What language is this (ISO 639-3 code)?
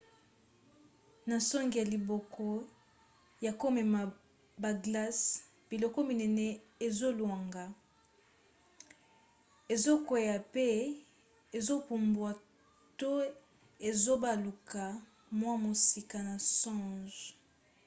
lin